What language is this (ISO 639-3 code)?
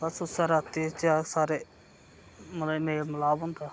doi